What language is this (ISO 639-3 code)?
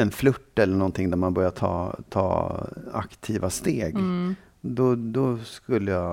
swe